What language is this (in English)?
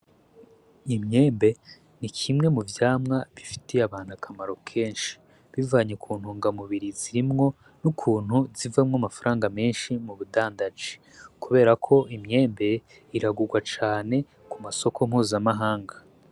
Rundi